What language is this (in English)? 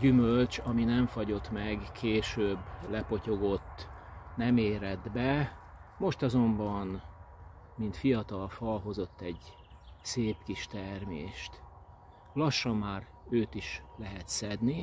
Hungarian